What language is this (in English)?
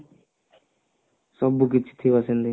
Odia